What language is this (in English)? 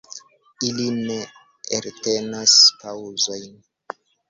Esperanto